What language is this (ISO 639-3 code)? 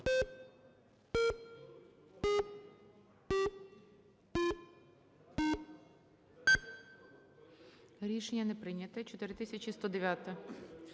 ukr